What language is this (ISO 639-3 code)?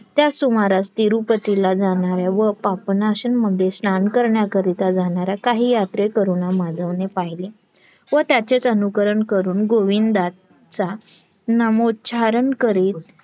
mar